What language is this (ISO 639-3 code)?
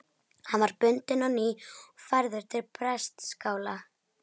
isl